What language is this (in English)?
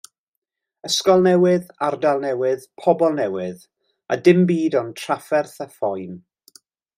Welsh